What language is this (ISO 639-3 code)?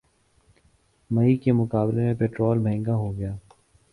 urd